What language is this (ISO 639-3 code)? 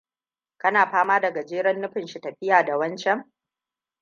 hau